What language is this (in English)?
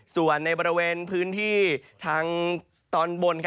Thai